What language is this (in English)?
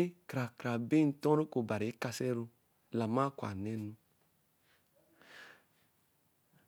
Eleme